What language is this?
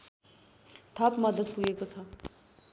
Nepali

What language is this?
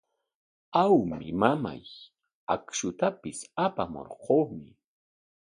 Corongo Ancash Quechua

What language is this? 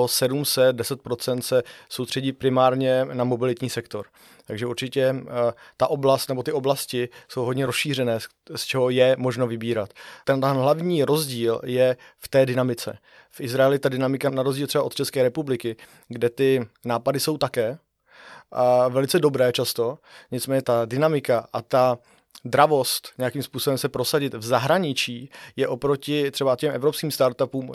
Czech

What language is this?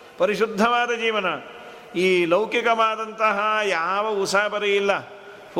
Kannada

